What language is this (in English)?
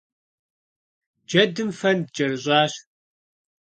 Kabardian